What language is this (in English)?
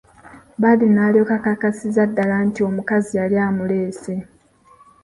Ganda